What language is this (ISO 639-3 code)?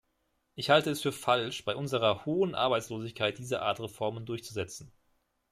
deu